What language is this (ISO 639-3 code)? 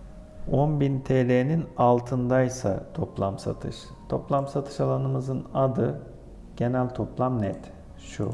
tur